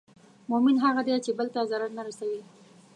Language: Pashto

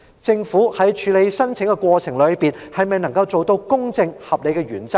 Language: Cantonese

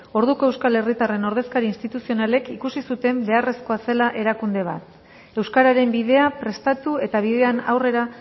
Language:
Basque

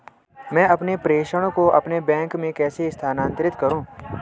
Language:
Hindi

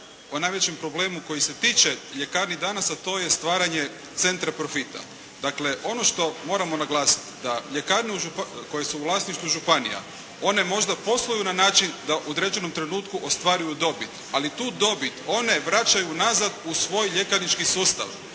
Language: Croatian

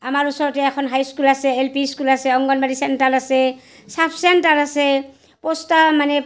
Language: Assamese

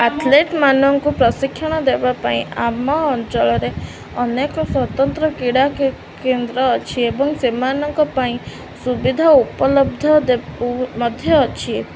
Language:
Odia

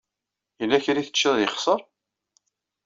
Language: Kabyle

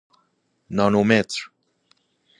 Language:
Persian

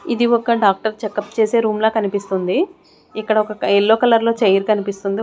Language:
Telugu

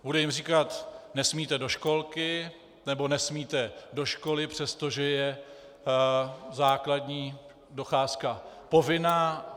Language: Czech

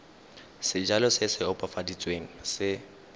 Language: Tswana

